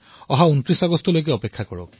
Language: Assamese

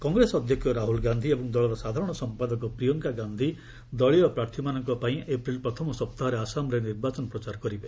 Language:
Odia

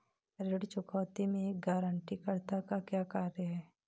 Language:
Hindi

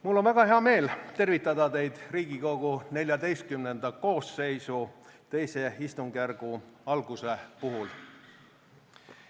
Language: Estonian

